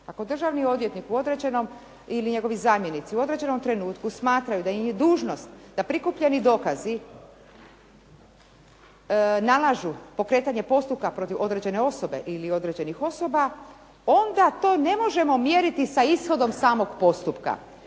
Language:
Croatian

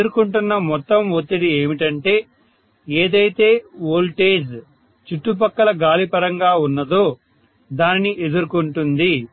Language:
Telugu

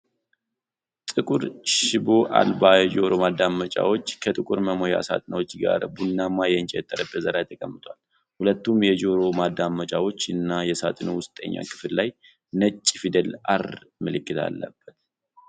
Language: Amharic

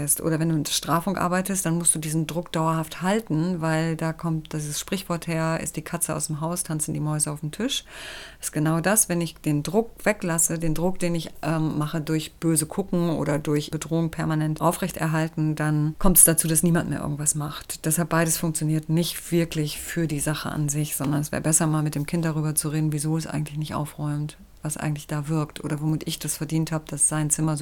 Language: German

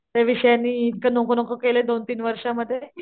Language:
Marathi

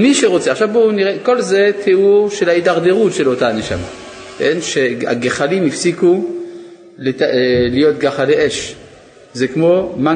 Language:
Hebrew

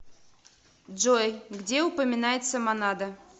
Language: Russian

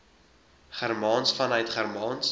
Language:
Afrikaans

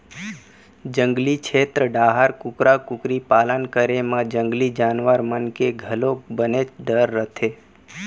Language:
Chhattisgarhi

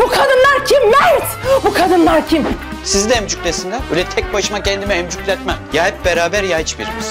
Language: Turkish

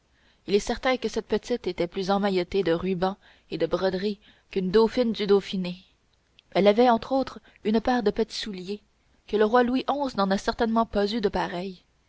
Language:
French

